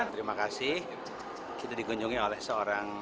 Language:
Indonesian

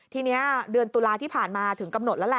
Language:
Thai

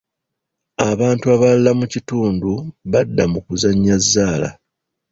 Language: Ganda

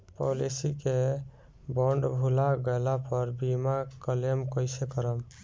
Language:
Bhojpuri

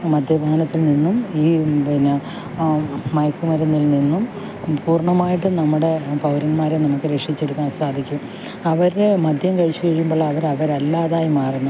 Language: Malayalam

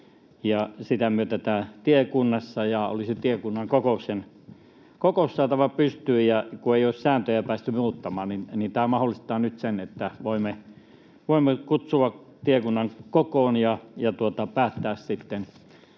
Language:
Finnish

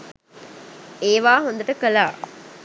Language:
Sinhala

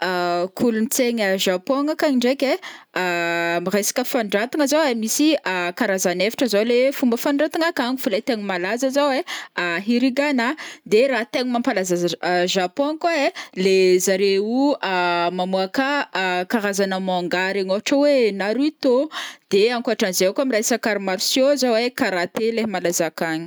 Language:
Northern Betsimisaraka Malagasy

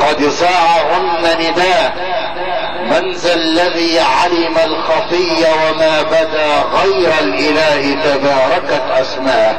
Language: Arabic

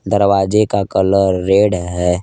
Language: Hindi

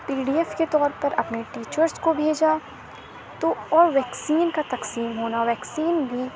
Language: Urdu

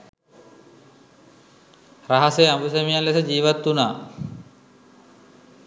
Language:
Sinhala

